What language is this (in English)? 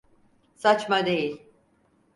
Turkish